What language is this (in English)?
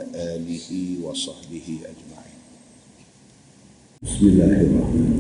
Malay